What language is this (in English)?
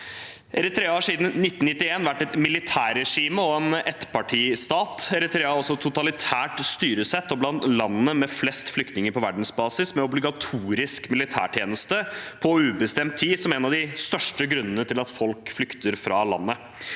Norwegian